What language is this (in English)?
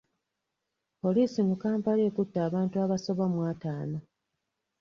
Ganda